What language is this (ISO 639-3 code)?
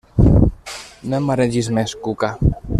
cat